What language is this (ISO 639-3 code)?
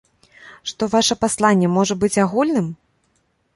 bel